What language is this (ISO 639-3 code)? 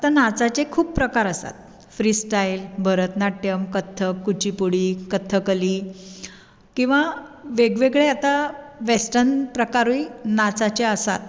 kok